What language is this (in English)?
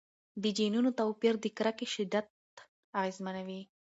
Pashto